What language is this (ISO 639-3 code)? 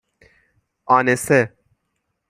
fas